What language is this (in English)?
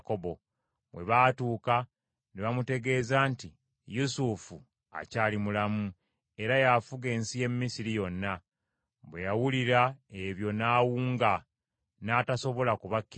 Ganda